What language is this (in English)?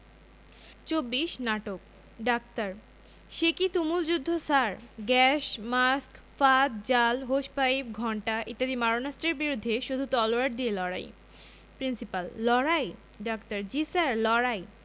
Bangla